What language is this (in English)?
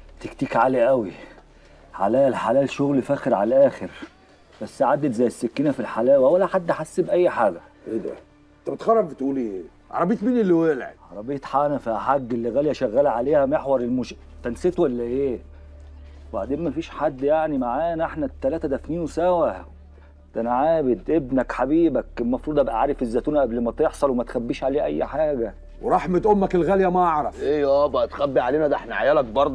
Arabic